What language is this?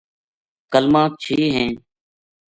Gujari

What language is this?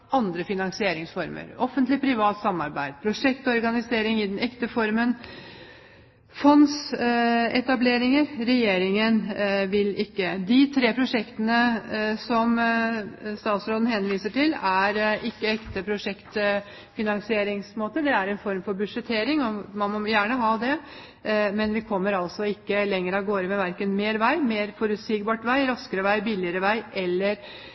Norwegian Bokmål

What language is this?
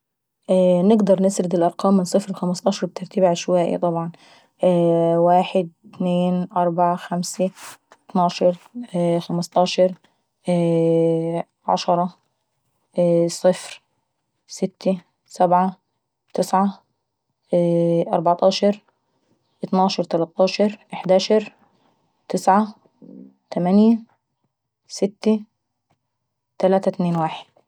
Saidi Arabic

